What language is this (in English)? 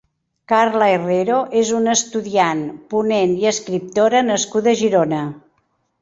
Catalan